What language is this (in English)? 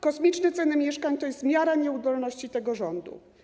Polish